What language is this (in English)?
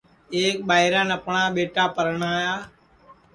Sansi